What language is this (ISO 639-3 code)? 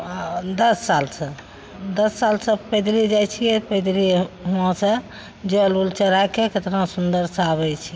mai